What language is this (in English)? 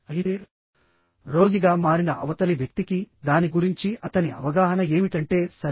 Telugu